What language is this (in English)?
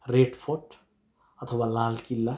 Nepali